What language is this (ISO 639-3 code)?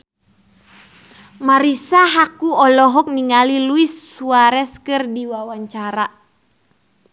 sun